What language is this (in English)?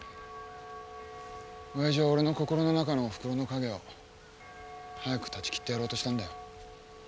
Japanese